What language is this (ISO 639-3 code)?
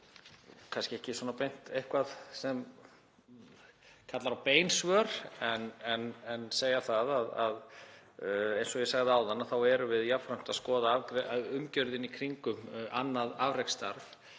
isl